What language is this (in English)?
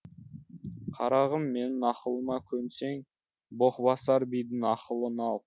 Kazakh